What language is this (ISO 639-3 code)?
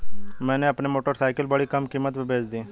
hin